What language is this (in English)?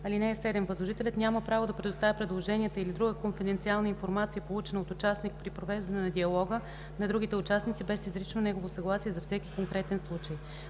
Bulgarian